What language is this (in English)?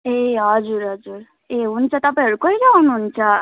Nepali